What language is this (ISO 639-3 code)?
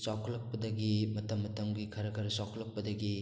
mni